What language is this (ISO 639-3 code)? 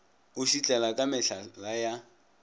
nso